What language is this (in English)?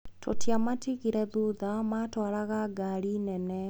Kikuyu